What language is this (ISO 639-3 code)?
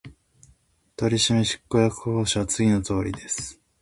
jpn